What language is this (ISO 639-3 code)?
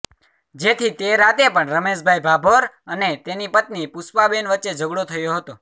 guj